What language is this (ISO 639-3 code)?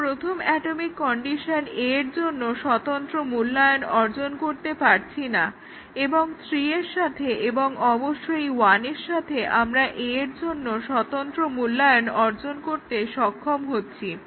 ben